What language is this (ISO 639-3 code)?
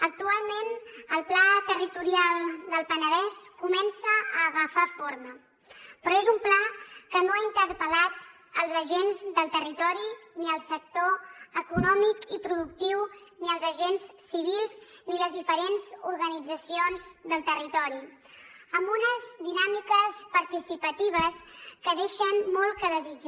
cat